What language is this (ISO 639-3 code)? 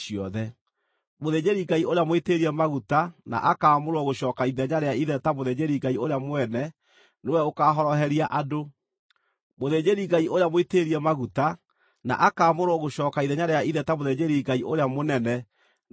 kik